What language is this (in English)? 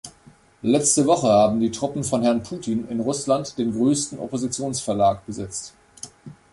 German